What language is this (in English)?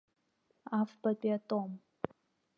Abkhazian